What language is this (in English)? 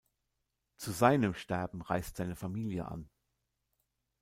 German